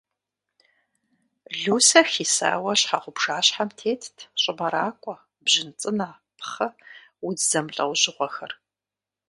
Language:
Kabardian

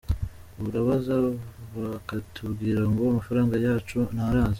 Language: Kinyarwanda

